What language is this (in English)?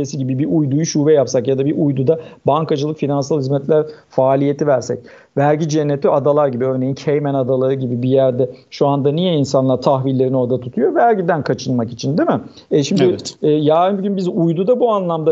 Turkish